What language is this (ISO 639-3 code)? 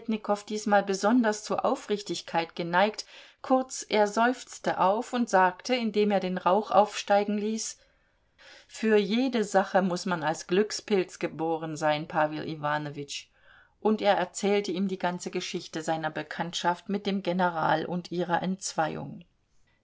deu